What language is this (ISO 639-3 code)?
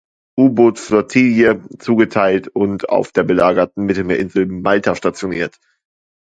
deu